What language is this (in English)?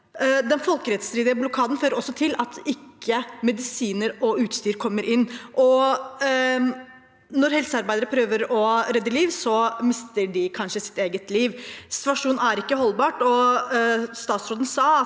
Norwegian